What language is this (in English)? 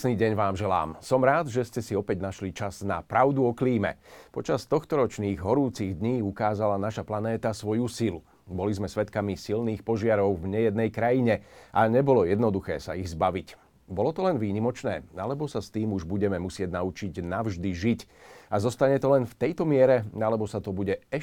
Slovak